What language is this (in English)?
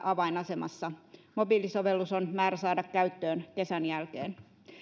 Finnish